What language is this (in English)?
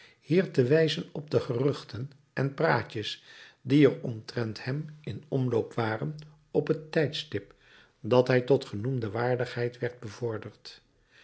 Dutch